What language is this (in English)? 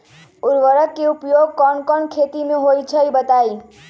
Magahi